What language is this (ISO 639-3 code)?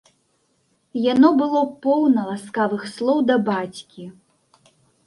bel